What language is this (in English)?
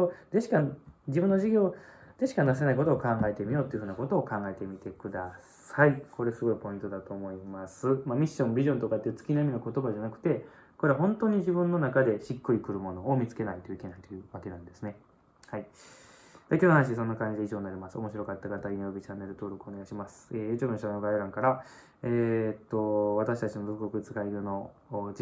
Japanese